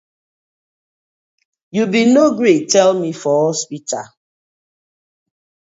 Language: Nigerian Pidgin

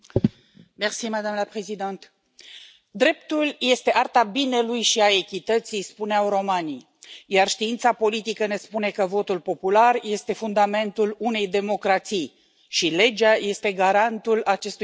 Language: Romanian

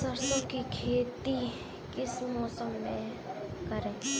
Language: Hindi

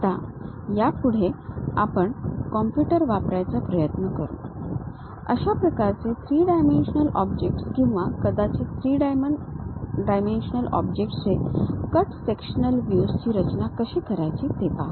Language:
Marathi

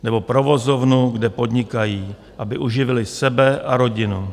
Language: Czech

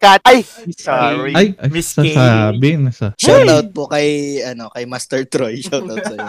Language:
Filipino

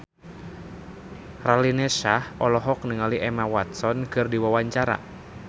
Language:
Sundanese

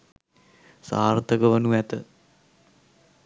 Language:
Sinhala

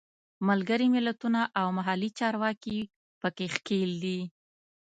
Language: Pashto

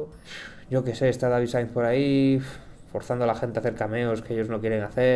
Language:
Spanish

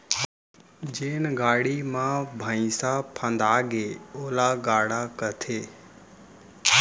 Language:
Chhattisgarhi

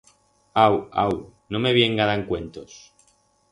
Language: Aragonese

